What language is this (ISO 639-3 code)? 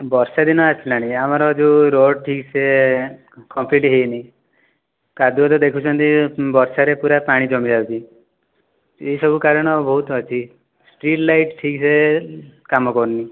ori